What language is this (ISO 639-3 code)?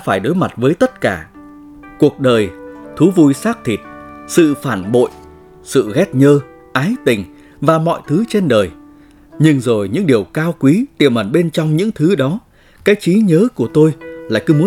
vie